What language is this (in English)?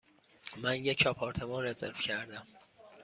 Persian